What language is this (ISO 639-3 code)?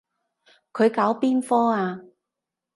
yue